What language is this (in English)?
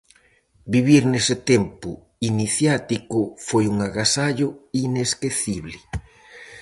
Galician